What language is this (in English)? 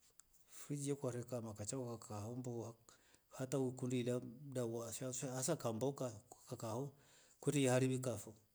Rombo